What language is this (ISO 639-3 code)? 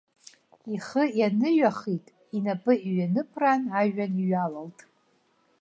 abk